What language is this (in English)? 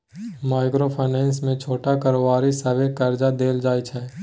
Maithili